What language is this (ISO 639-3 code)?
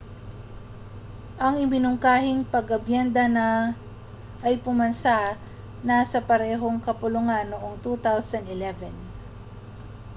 fil